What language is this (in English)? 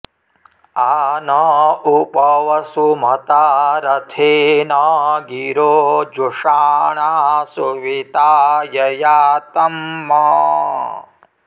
Sanskrit